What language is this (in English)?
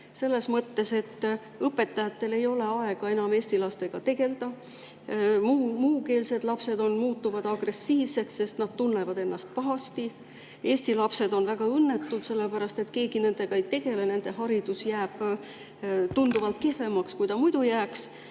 Estonian